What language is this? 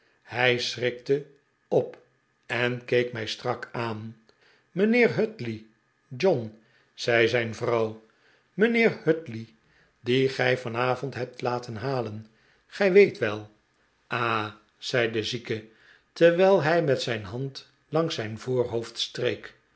Dutch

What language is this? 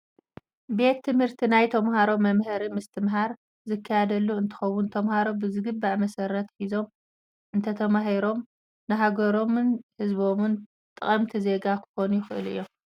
Tigrinya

